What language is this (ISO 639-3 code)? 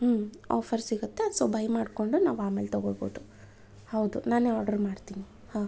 kan